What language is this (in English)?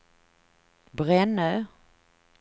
Swedish